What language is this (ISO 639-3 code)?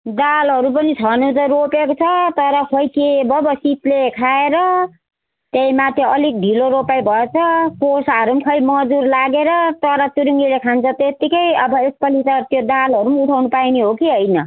nep